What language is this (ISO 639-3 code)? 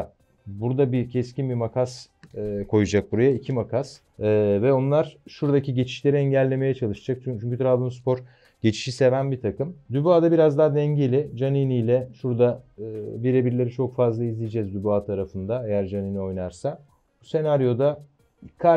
tur